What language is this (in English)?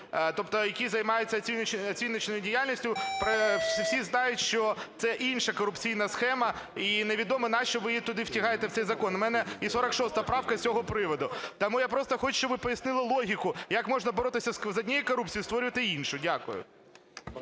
Ukrainian